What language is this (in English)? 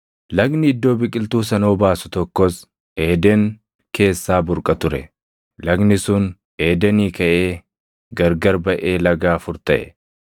Oromo